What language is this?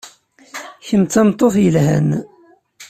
Kabyle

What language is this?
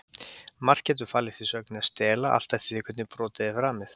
Icelandic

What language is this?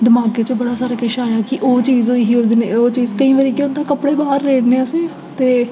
Dogri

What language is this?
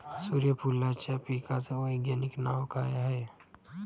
Marathi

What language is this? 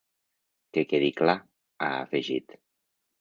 Catalan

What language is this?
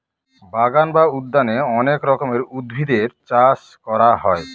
Bangla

